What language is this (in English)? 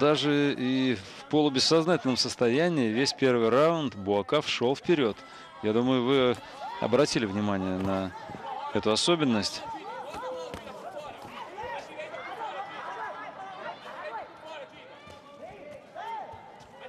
Russian